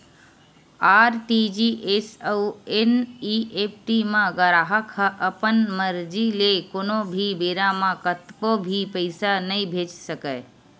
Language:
Chhattisgarhi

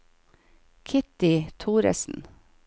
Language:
Norwegian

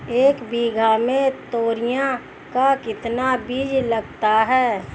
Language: Hindi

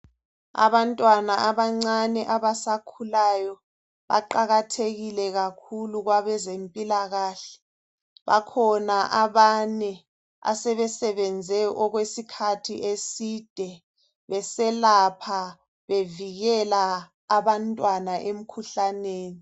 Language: North Ndebele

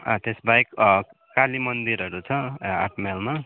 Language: Nepali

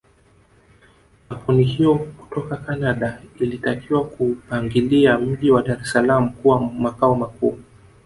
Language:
Swahili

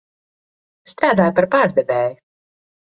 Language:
Latvian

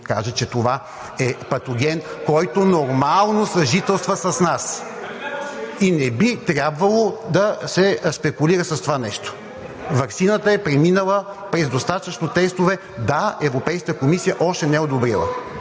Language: Bulgarian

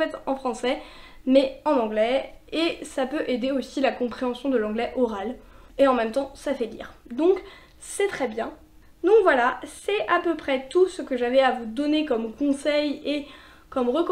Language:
French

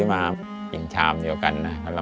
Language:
Thai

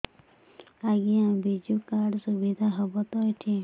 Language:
Odia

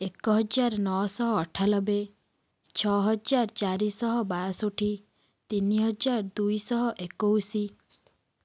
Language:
Odia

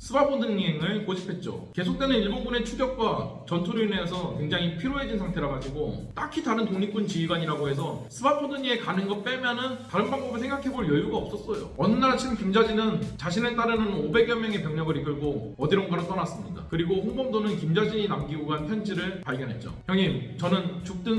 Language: Korean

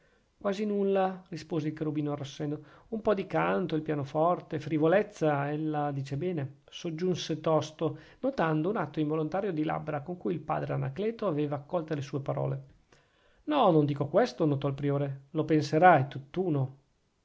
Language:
Italian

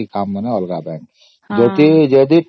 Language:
Odia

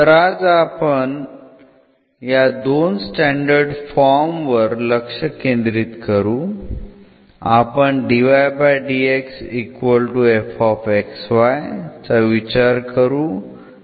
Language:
Marathi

